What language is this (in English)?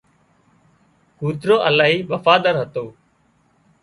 Wadiyara Koli